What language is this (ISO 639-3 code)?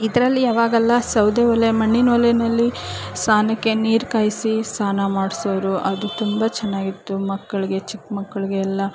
kan